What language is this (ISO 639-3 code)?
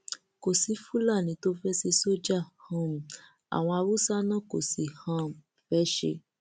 yor